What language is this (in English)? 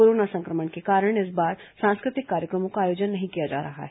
Hindi